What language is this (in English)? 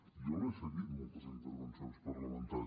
Catalan